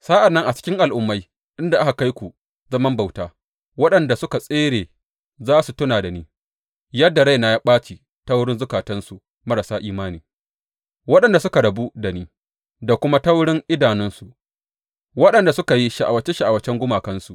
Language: Hausa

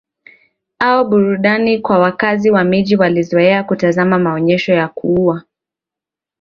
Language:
Swahili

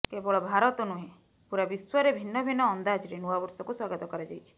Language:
Odia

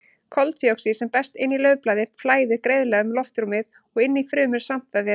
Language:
Icelandic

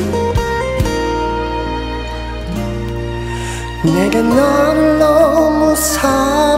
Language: Korean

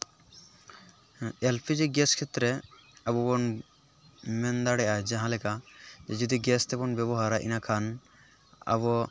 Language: Santali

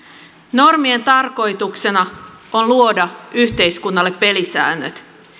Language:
Finnish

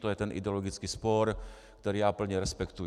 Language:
Czech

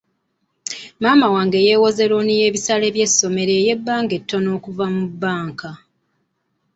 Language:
Ganda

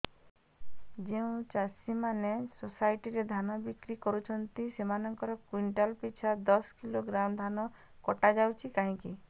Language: Odia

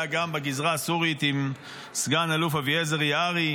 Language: Hebrew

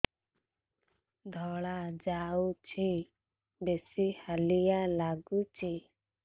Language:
Odia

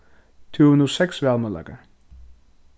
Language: Faroese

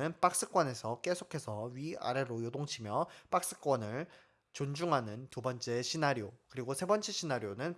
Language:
Korean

